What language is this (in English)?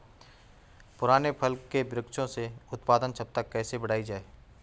Hindi